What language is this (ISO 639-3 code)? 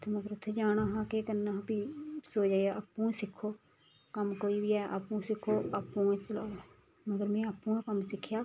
doi